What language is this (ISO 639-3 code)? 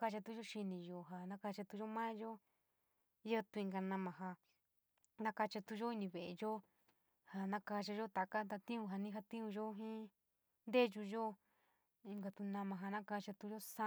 mig